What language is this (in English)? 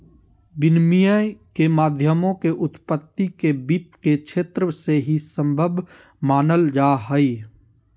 Magahi